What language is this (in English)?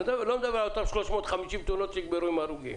Hebrew